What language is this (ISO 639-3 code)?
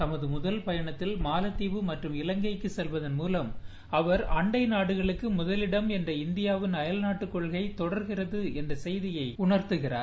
tam